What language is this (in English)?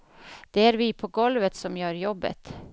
Swedish